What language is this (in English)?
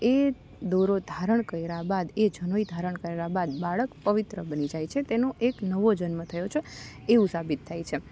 Gujarati